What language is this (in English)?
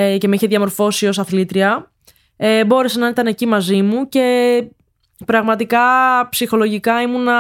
Greek